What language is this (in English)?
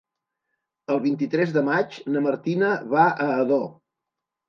Catalan